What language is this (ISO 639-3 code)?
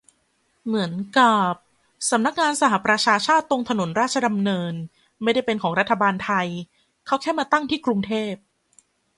tha